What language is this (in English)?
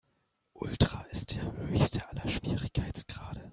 German